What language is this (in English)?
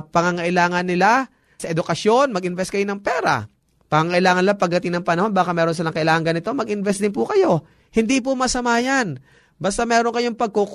Filipino